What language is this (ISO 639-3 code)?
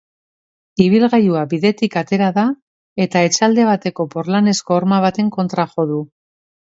eus